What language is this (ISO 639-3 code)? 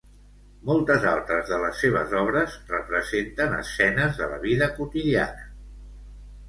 cat